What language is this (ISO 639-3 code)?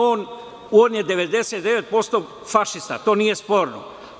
srp